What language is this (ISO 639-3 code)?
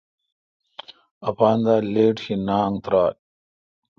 xka